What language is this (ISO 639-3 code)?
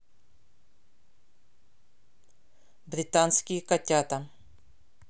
rus